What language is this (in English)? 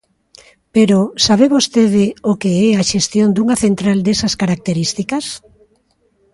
Galician